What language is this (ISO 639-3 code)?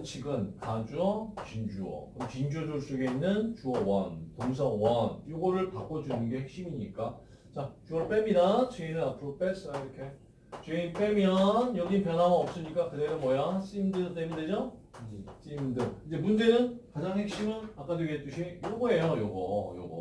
kor